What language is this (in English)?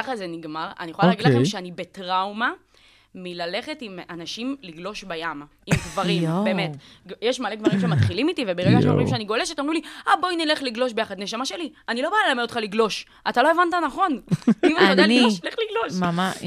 Hebrew